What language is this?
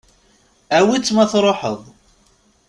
Kabyle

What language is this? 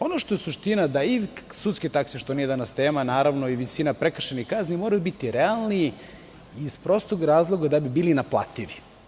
Serbian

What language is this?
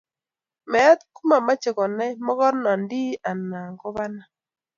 Kalenjin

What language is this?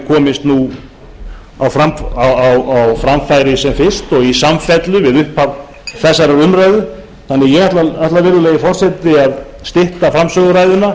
Icelandic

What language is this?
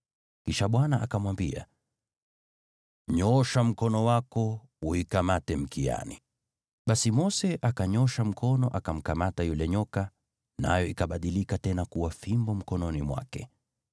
Swahili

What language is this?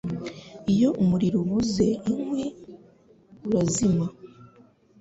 Kinyarwanda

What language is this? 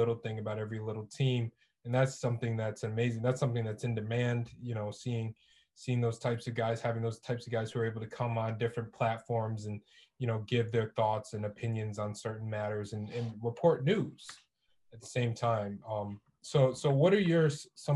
English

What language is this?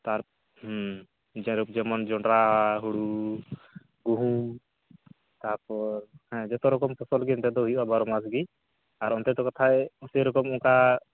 Santali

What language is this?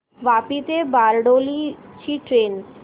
Marathi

